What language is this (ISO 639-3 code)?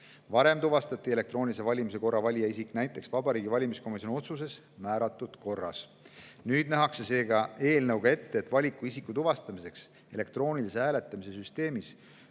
est